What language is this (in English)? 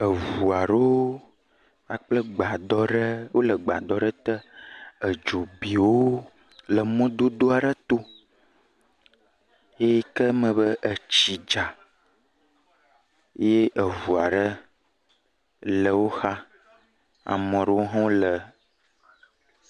Ewe